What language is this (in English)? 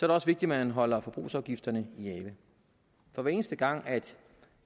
Danish